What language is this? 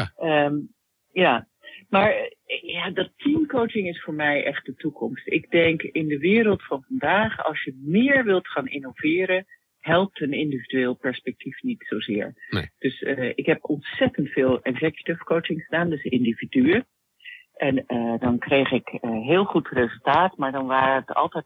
Dutch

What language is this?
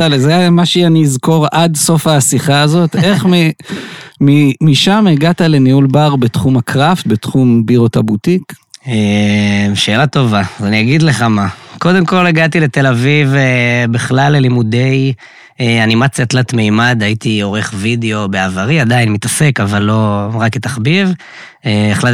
Hebrew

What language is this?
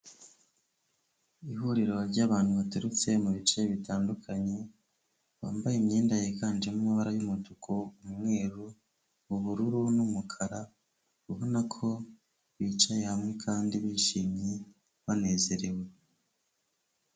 Kinyarwanda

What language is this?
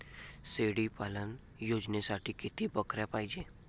Marathi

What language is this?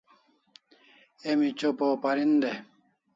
Kalasha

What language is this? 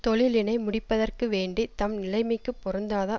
Tamil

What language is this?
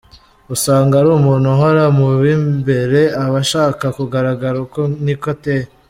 Kinyarwanda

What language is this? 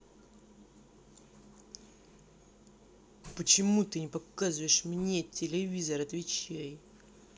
Russian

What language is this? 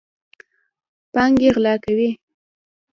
Pashto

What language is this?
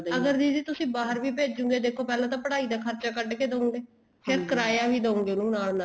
Punjabi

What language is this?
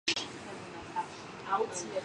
Georgian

